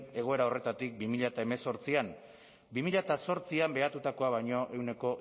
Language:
Basque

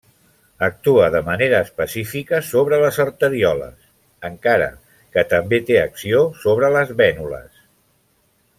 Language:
Catalan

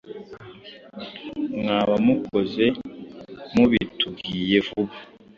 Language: Kinyarwanda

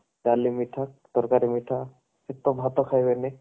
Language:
Odia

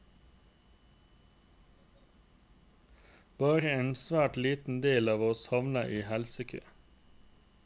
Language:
Norwegian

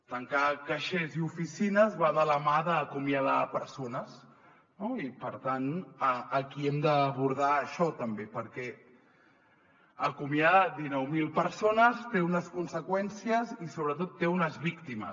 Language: Catalan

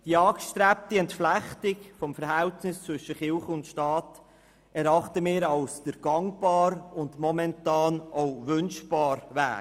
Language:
Swiss German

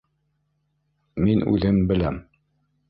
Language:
Bashkir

